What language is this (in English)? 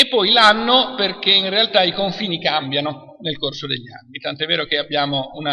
Italian